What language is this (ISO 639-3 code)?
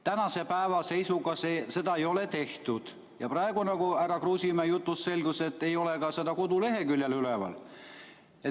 est